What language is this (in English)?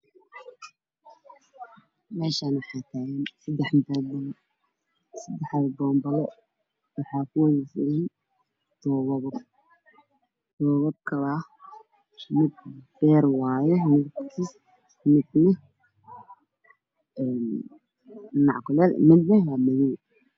Somali